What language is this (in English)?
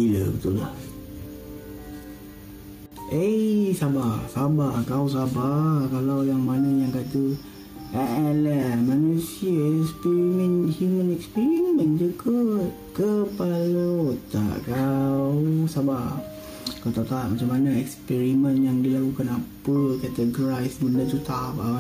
Malay